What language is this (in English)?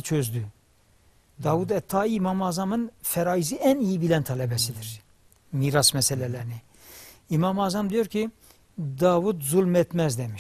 Turkish